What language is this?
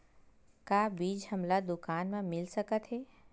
Chhattisgarhi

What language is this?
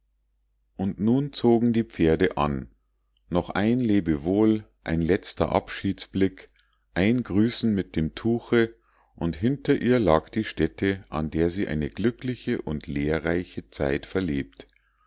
German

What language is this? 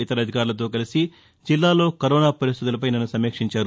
Telugu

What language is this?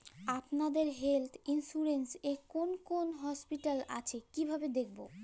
Bangla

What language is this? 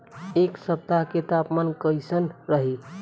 Bhojpuri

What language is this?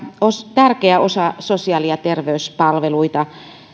Finnish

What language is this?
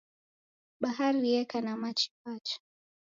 Taita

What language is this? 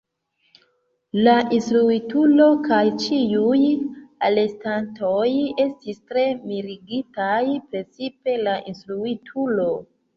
Esperanto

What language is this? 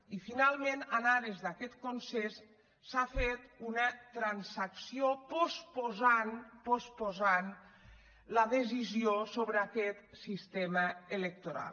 Catalan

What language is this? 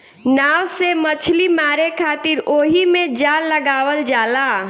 Bhojpuri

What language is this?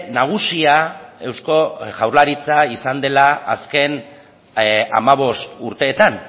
Basque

